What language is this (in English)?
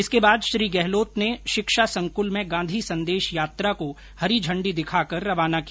Hindi